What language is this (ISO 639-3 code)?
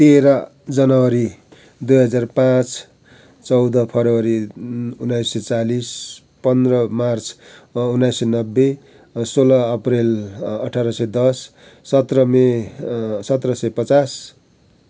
nep